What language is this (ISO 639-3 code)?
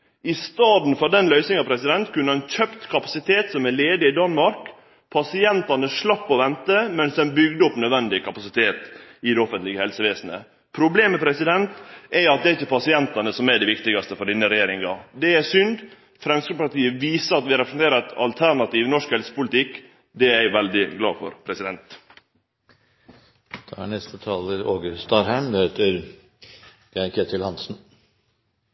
nno